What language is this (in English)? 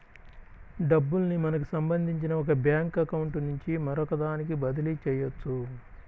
Telugu